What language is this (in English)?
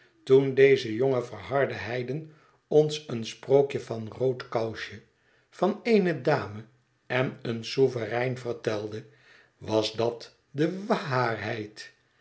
Dutch